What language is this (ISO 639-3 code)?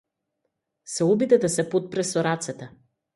mkd